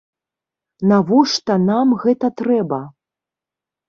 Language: Belarusian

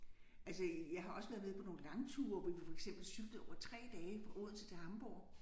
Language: Danish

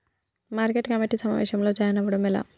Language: Telugu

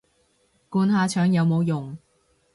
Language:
Cantonese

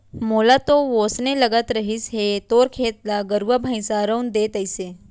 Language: Chhattisgarhi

